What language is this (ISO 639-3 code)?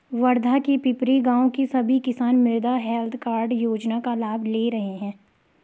hin